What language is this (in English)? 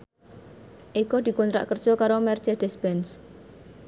Javanese